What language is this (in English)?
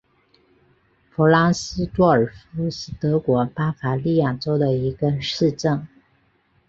Chinese